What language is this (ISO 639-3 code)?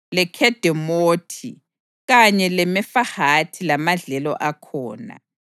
nde